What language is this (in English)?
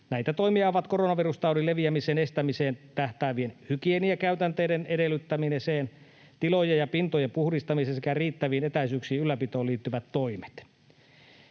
Finnish